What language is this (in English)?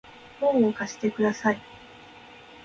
Japanese